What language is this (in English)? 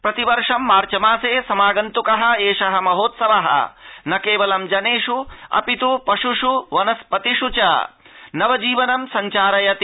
Sanskrit